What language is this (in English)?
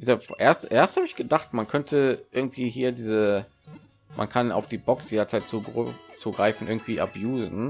German